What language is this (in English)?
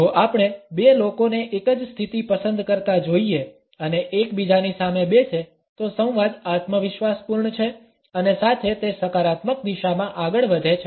Gujarati